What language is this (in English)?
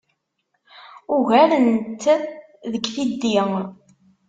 Kabyle